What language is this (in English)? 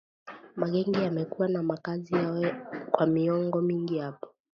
Swahili